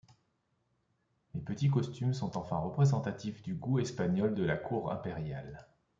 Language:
French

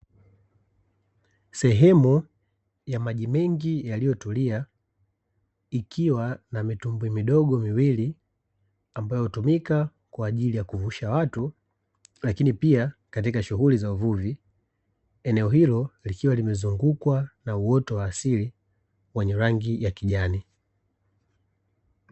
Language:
Swahili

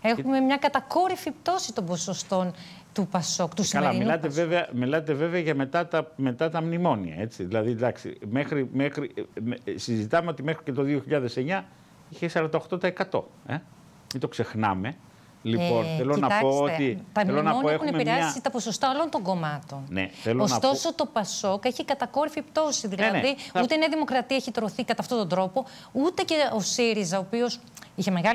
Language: Greek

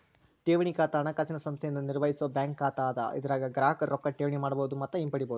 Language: Kannada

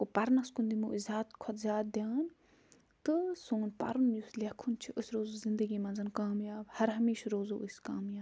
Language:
Kashmiri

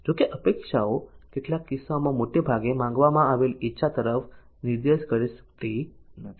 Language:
Gujarati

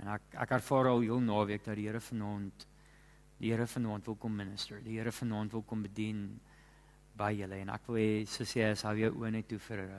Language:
Dutch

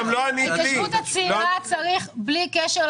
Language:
Hebrew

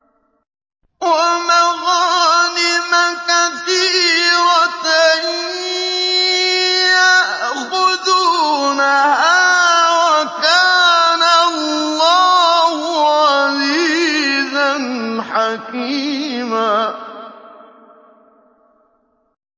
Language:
Arabic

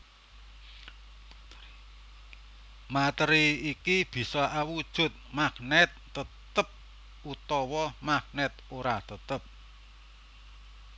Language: Javanese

